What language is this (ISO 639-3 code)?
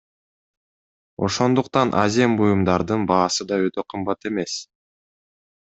kir